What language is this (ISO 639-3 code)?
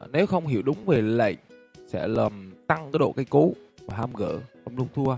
vie